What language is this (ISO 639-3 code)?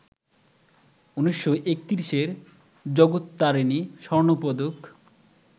ben